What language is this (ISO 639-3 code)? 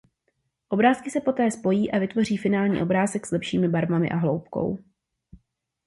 ces